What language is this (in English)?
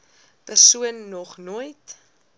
Afrikaans